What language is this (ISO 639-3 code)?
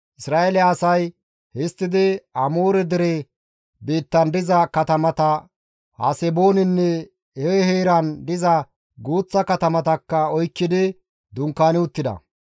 gmv